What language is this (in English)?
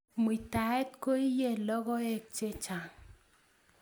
Kalenjin